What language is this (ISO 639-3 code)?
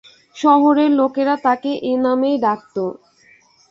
ben